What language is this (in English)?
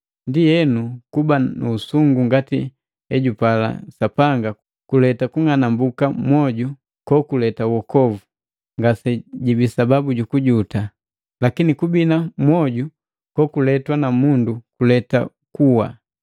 Matengo